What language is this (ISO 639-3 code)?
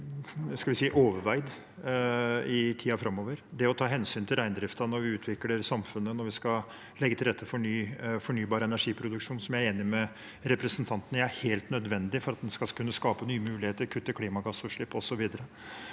nor